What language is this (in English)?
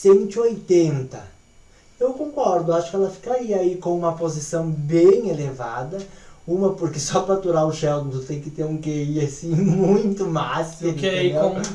Portuguese